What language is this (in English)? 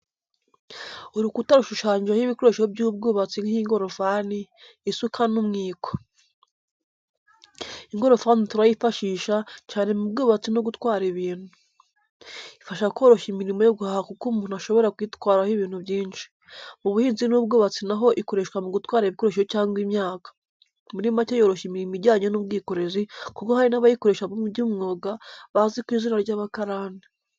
Kinyarwanda